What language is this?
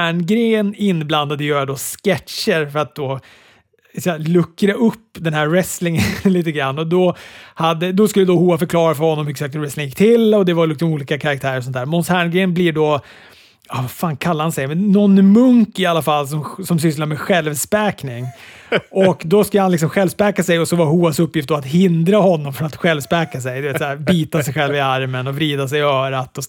Swedish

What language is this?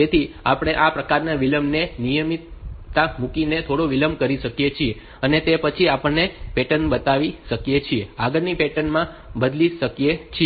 Gujarati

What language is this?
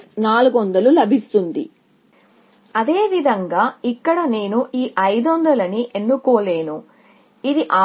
Telugu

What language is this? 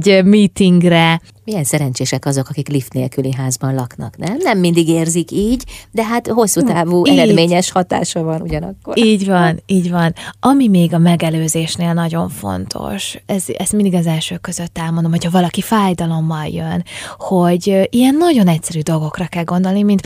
Hungarian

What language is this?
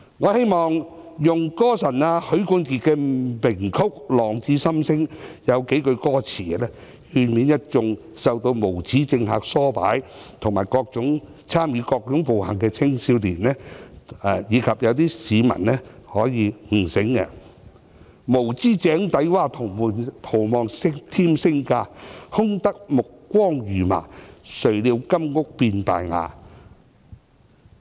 Cantonese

